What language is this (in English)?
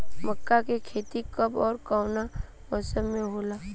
Bhojpuri